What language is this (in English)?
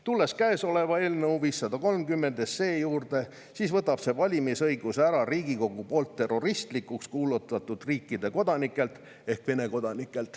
Estonian